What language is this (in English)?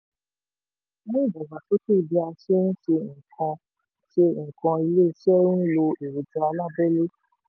Yoruba